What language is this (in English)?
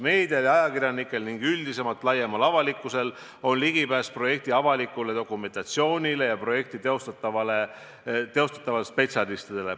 Estonian